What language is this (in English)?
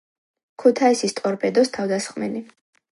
Georgian